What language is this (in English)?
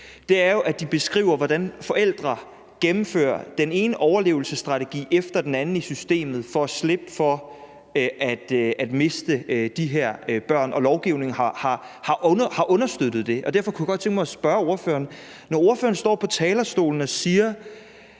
Danish